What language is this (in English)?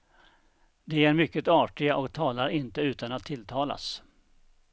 Swedish